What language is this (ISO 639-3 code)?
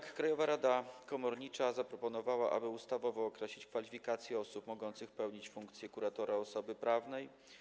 pol